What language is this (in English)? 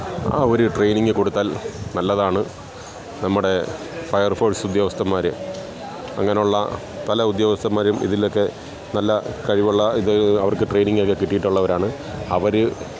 Malayalam